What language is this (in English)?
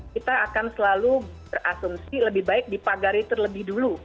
Indonesian